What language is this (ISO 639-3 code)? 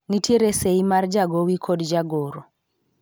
luo